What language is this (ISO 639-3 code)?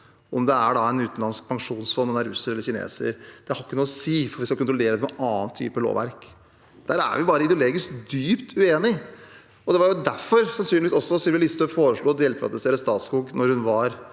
nor